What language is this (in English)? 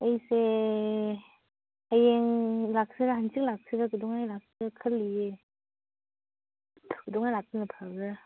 Manipuri